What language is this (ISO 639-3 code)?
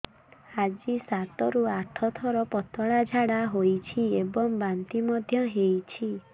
ori